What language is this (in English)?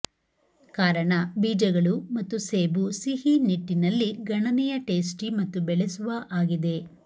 Kannada